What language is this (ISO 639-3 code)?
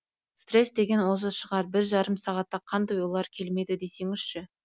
kaz